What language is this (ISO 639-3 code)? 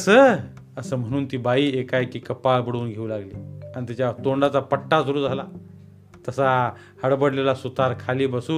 mar